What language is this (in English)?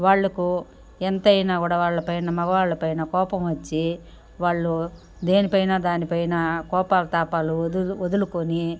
Telugu